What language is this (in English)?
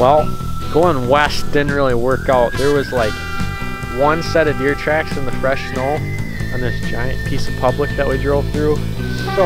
English